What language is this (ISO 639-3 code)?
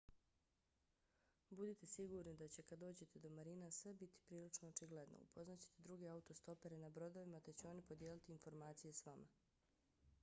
bos